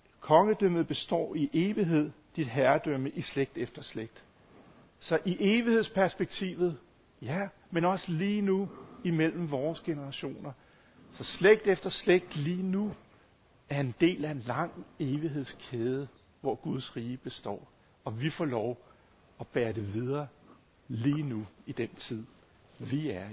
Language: Danish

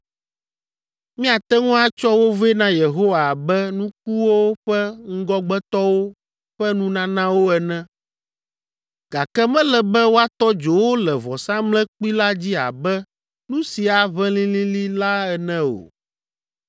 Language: Ewe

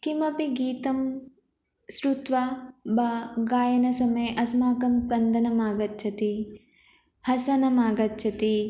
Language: Sanskrit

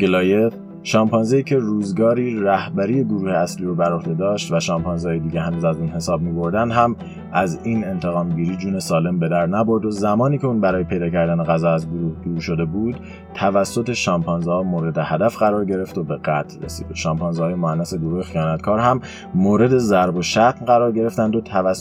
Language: Persian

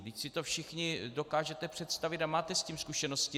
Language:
Czech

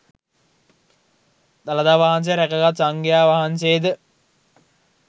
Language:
Sinhala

